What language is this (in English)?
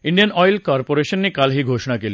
Marathi